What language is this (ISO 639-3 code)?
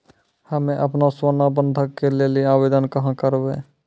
mai